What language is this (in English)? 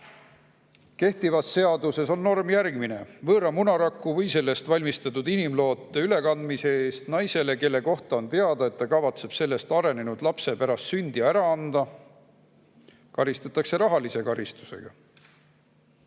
Estonian